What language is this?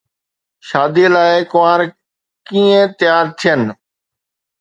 Sindhi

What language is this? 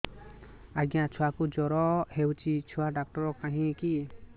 Odia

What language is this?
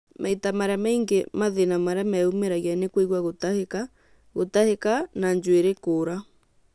Kikuyu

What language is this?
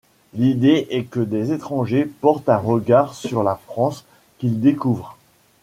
French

